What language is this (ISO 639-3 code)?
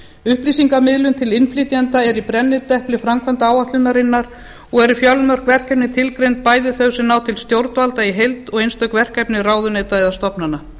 isl